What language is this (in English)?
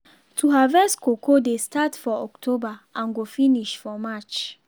Nigerian Pidgin